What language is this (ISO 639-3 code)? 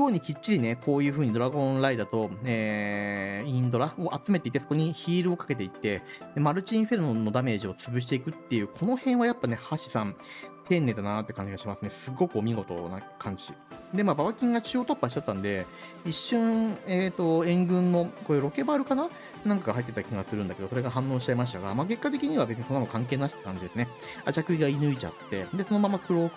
jpn